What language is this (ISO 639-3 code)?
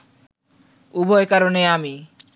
ben